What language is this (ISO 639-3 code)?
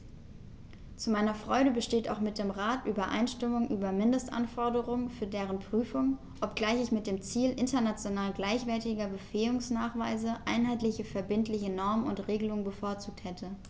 deu